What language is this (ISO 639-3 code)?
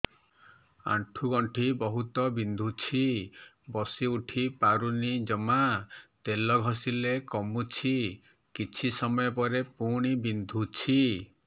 ori